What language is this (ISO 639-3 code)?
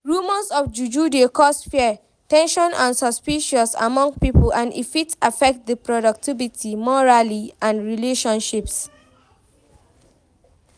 pcm